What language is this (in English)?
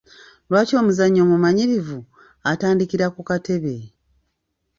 Ganda